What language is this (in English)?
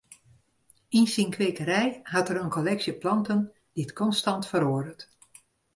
Western Frisian